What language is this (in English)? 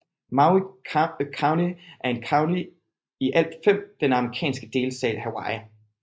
Danish